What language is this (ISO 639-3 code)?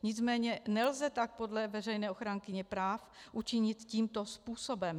ces